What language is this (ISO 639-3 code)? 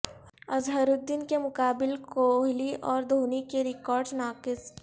urd